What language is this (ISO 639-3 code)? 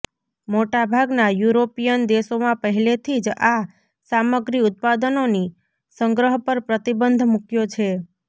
guj